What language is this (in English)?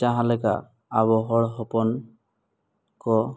Santali